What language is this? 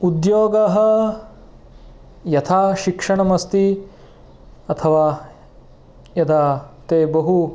Sanskrit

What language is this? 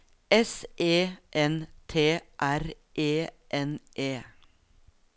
Norwegian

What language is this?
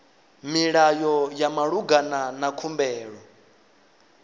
Venda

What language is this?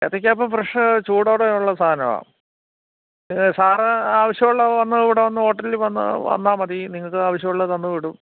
Malayalam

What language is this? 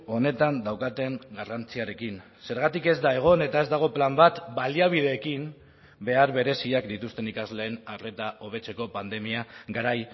Basque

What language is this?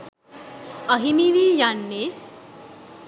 Sinhala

